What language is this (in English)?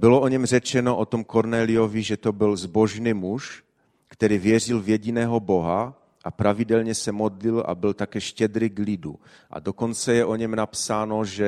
Czech